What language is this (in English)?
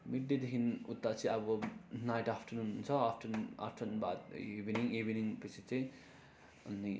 Nepali